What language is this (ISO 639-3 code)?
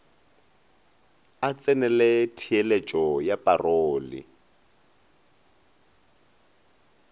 nso